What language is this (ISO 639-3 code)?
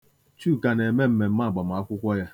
ibo